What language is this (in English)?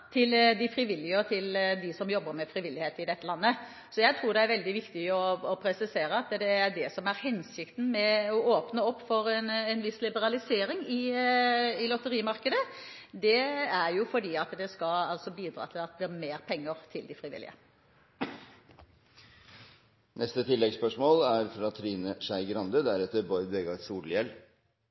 Norwegian